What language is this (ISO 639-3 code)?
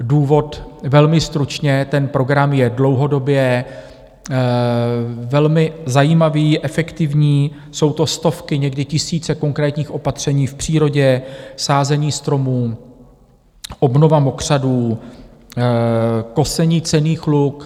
ces